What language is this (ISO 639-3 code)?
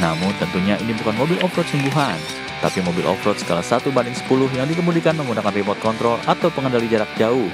ind